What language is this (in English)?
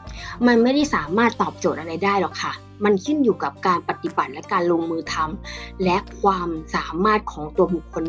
Thai